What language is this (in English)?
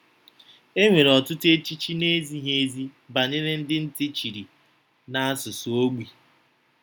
Igbo